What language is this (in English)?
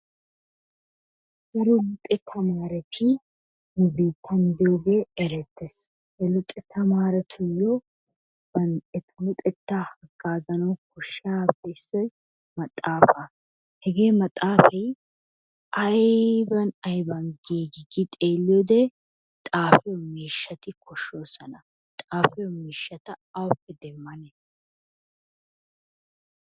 Wolaytta